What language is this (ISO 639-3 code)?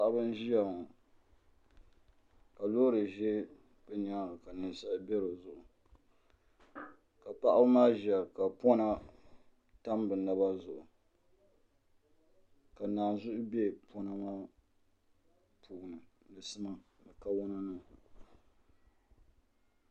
dag